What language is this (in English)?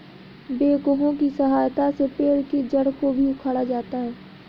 Hindi